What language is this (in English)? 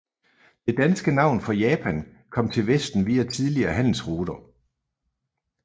Danish